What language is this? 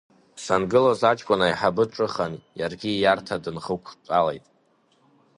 Abkhazian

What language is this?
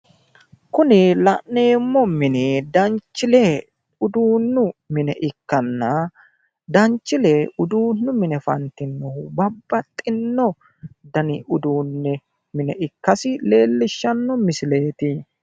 Sidamo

